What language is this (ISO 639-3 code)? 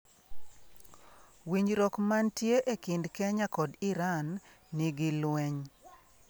luo